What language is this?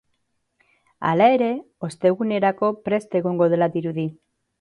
Basque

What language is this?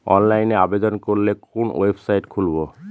Bangla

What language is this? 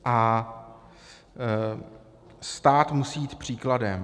Czech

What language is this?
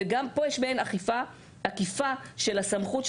Hebrew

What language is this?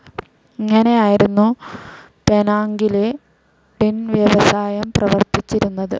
Malayalam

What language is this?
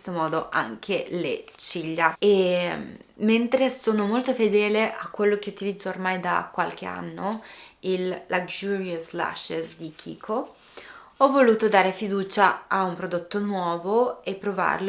Italian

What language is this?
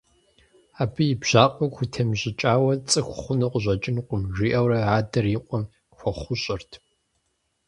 Kabardian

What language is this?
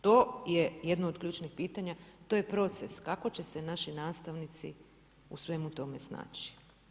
Croatian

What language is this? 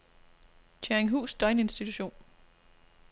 Danish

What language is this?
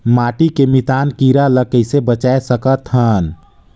Chhattisgarhi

